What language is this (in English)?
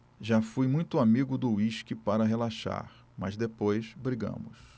Portuguese